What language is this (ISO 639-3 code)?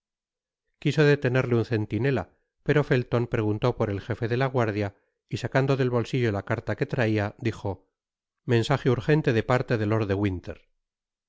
spa